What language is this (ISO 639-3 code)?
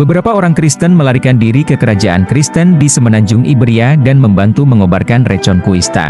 ind